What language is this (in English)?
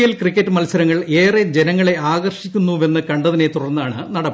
Malayalam